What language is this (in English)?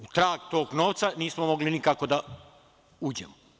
Serbian